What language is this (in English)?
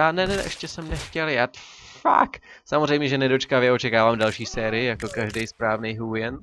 Czech